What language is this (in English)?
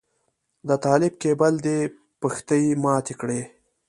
Pashto